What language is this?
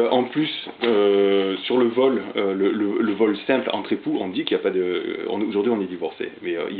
French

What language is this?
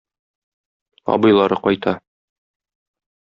Tatar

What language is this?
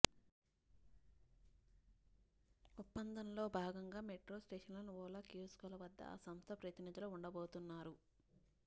Telugu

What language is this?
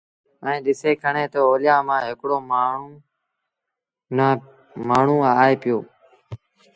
Sindhi Bhil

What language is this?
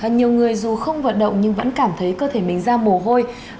Vietnamese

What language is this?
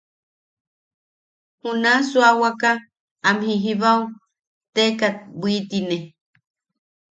Yaqui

